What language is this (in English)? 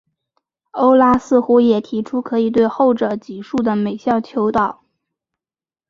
Chinese